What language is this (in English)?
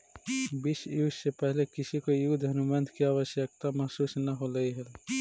Magahi